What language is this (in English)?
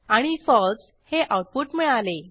Marathi